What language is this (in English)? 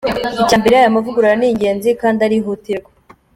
Kinyarwanda